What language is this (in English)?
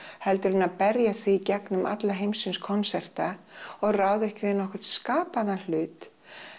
Icelandic